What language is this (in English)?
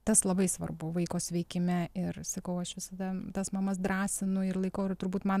Lithuanian